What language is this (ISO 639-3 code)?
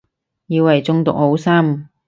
yue